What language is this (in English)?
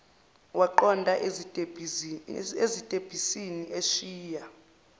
Zulu